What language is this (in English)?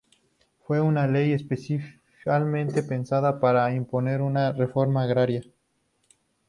Spanish